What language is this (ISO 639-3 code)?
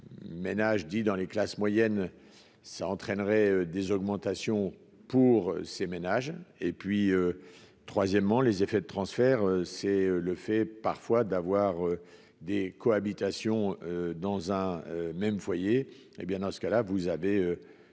fra